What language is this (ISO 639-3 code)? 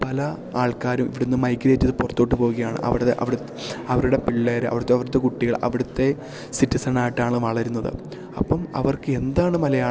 mal